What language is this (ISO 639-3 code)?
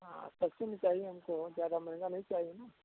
hin